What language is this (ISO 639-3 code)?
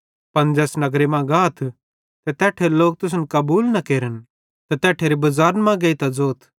bhd